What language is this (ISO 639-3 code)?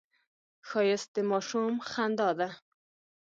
pus